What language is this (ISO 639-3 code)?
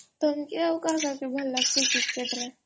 ori